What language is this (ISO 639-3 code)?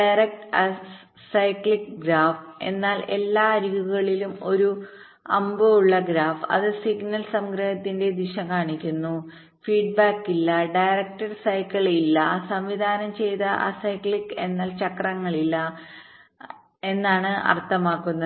mal